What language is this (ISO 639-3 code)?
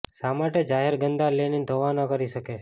guj